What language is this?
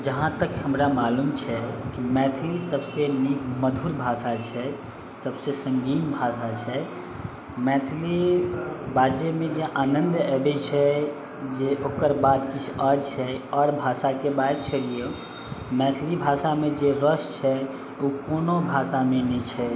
Maithili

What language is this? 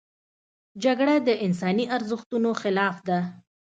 Pashto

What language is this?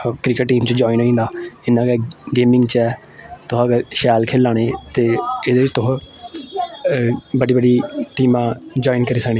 Dogri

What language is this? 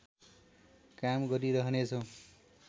Nepali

